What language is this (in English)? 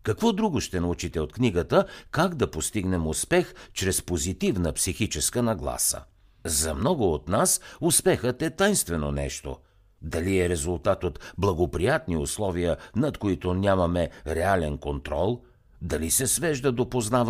Bulgarian